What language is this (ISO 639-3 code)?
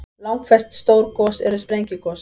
isl